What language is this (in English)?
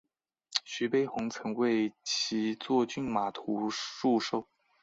Chinese